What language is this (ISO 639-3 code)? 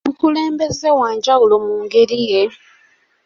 lug